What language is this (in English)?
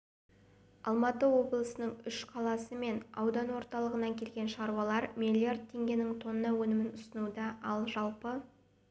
Kazakh